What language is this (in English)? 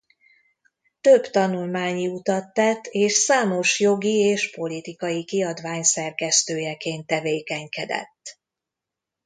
Hungarian